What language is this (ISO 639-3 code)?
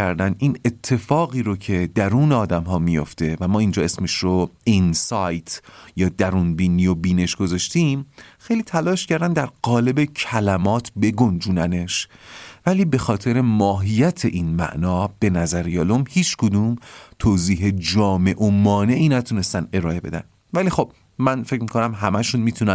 fas